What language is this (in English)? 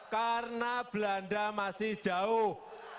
Indonesian